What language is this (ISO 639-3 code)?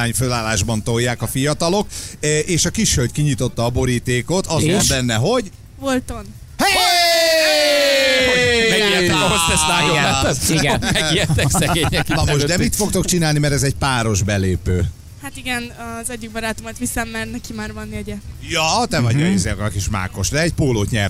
hun